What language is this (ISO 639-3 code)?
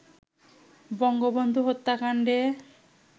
ben